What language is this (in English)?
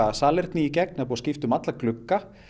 Icelandic